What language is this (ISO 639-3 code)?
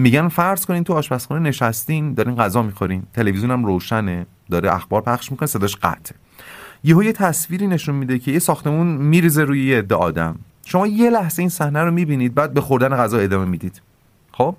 fas